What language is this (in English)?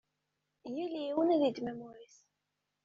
Kabyle